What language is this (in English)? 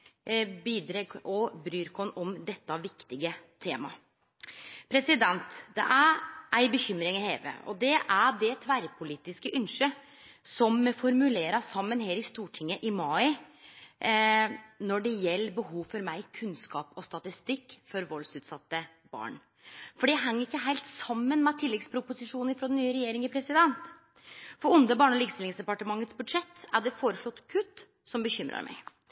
Norwegian Nynorsk